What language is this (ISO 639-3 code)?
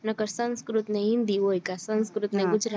guj